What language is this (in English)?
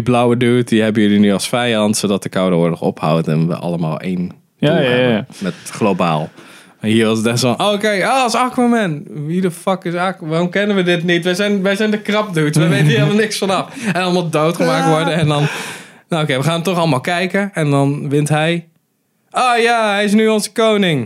Dutch